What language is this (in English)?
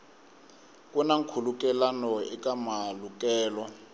Tsonga